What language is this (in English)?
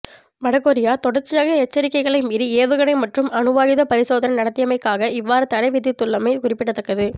Tamil